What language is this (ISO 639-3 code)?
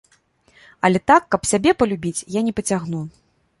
bel